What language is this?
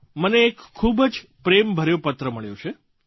Gujarati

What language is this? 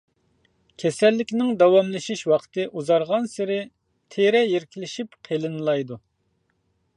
Uyghur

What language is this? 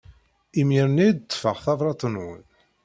Kabyle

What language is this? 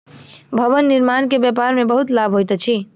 Maithili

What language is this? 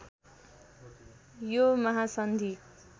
Nepali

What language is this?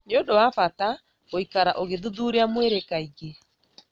Kikuyu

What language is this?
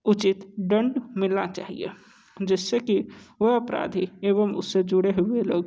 Hindi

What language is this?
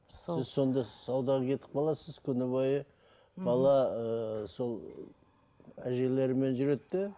Kazakh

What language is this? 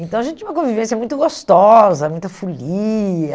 Portuguese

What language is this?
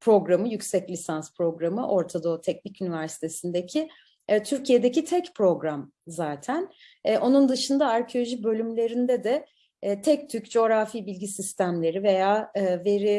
Turkish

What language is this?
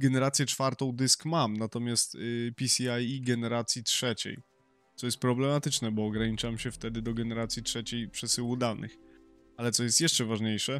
Polish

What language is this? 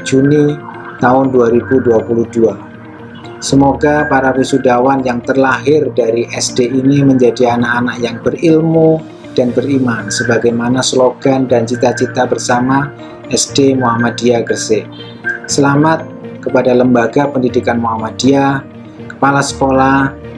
Indonesian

